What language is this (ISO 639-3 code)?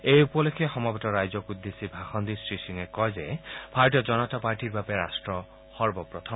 asm